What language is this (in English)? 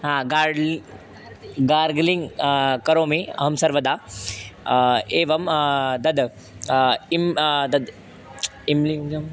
Sanskrit